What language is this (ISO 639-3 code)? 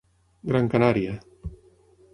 cat